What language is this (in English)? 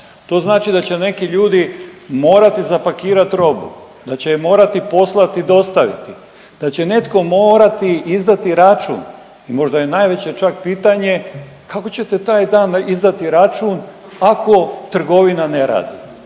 Croatian